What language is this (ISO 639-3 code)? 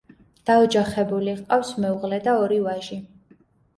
kat